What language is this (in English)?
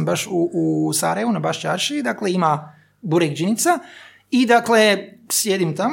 Croatian